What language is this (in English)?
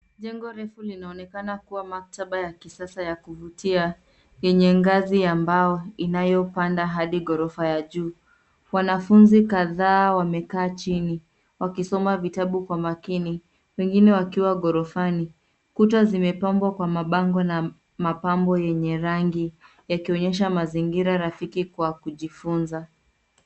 Swahili